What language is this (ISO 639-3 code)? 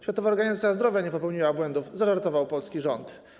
pol